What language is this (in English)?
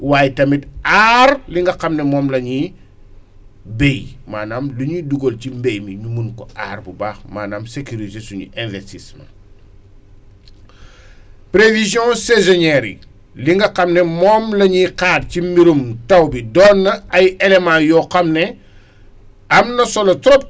Wolof